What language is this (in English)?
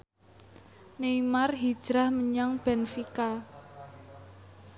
Javanese